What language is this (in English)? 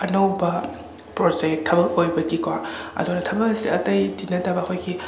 Manipuri